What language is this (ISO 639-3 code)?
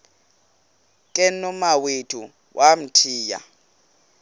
xho